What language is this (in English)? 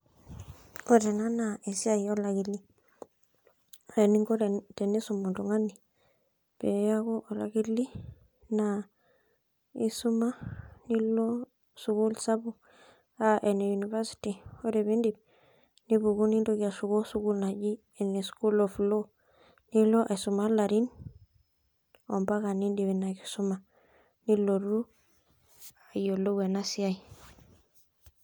Masai